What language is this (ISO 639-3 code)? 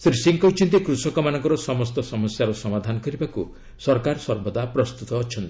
ori